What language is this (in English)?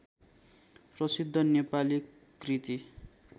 Nepali